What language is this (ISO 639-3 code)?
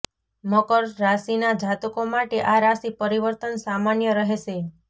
guj